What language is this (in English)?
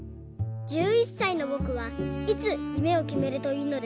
Japanese